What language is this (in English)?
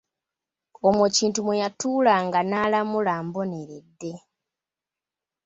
Ganda